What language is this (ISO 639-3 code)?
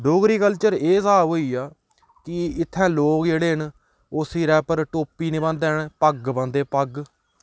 doi